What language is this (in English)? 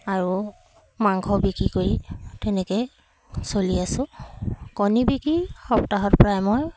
Assamese